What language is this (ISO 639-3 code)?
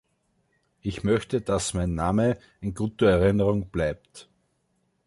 deu